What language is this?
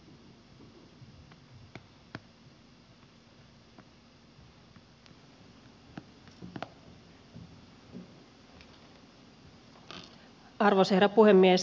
Finnish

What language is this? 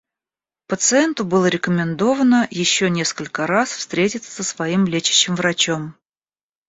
Russian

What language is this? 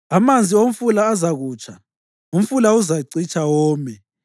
North Ndebele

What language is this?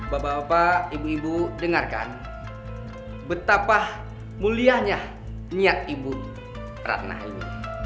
Indonesian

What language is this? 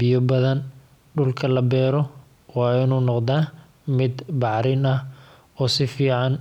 Somali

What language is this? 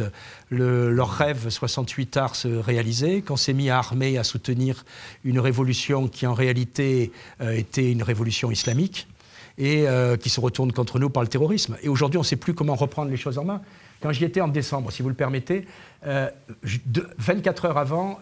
French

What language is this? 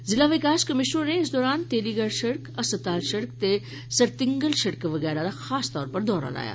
Dogri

